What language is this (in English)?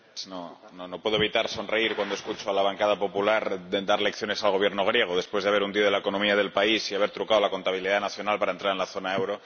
Spanish